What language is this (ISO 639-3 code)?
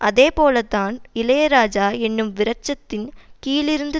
tam